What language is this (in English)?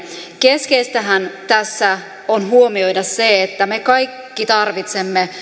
Finnish